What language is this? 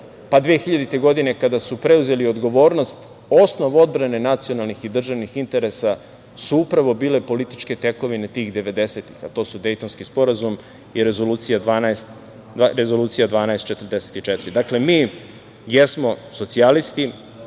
Serbian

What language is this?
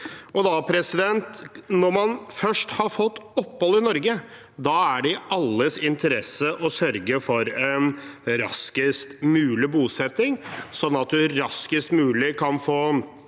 Norwegian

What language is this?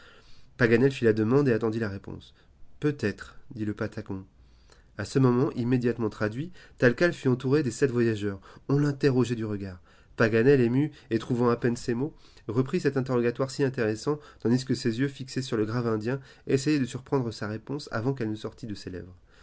French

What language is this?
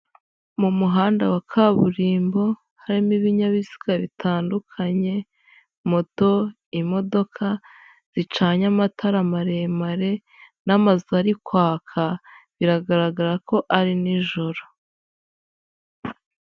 Kinyarwanda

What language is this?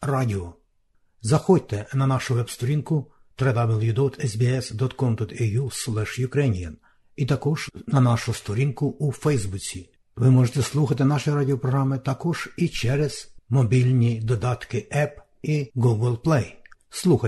Ukrainian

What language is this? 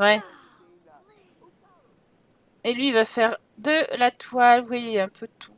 French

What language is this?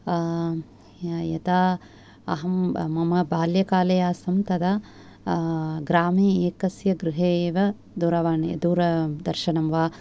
Sanskrit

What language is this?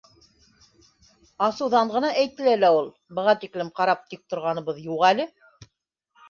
Bashkir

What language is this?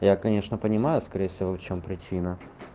Russian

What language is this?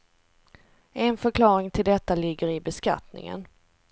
Swedish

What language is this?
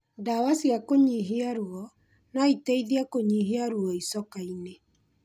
Kikuyu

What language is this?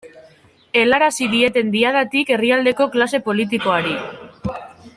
Basque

